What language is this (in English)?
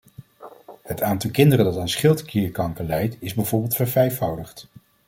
Dutch